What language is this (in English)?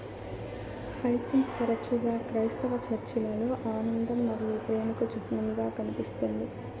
Telugu